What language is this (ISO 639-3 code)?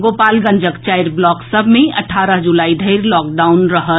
mai